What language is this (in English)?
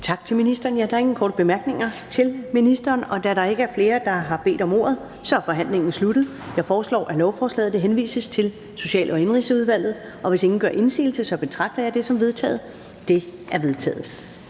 Danish